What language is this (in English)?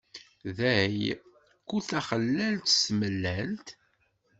Kabyle